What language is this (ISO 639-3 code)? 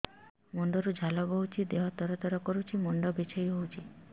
ori